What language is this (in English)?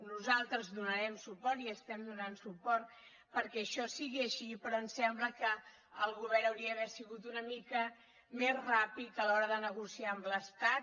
Catalan